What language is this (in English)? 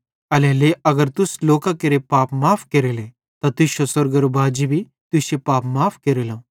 Bhadrawahi